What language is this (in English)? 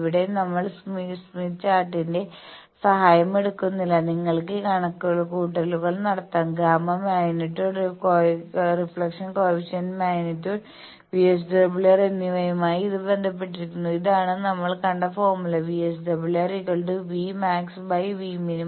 Malayalam